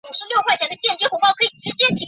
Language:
Chinese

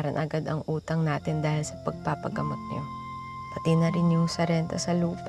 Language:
Filipino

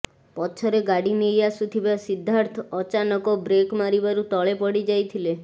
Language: Odia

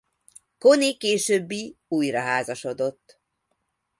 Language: Hungarian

